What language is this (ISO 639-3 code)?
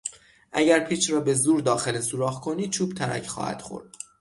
fas